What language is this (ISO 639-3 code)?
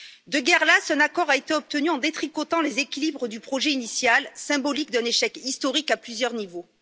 fra